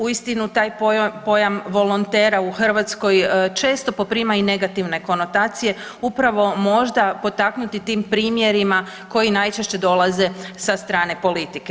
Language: Croatian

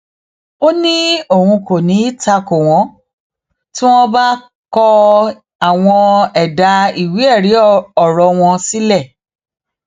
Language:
Yoruba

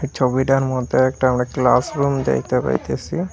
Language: Bangla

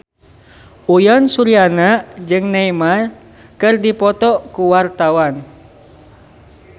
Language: Sundanese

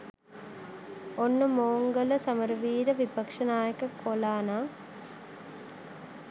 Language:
Sinhala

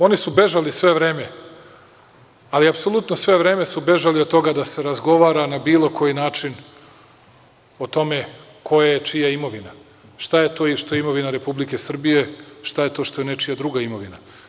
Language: Serbian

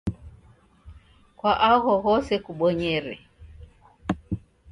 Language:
Taita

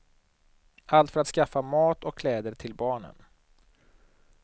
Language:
Swedish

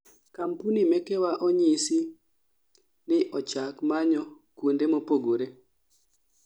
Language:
Luo (Kenya and Tanzania)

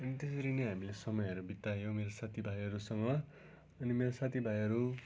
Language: Nepali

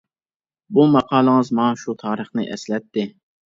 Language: Uyghur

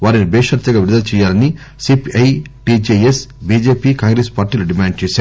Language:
Telugu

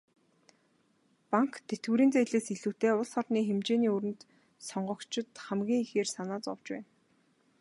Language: Mongolian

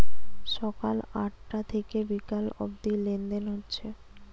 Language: Bangla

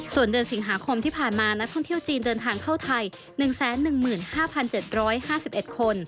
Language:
Thai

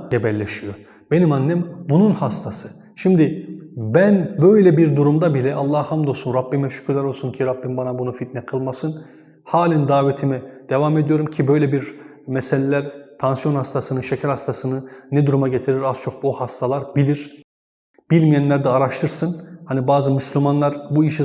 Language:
Turkish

